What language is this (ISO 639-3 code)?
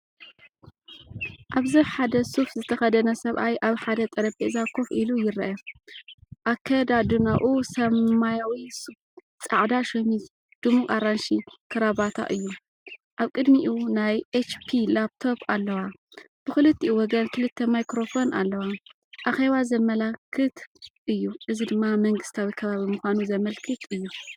tir